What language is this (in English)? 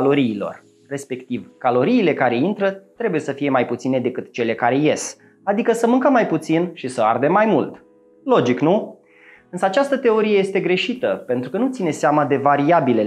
Romanian